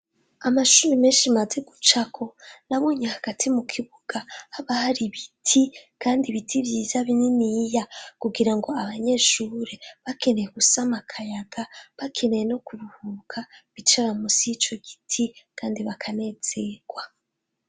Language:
Rundi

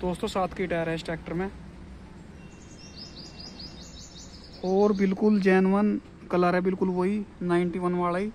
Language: Hindi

